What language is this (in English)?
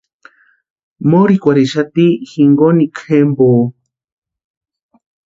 Western Highland Purepecha